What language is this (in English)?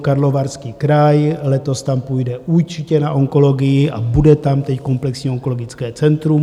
Czech